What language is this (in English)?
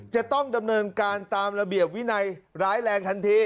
Thai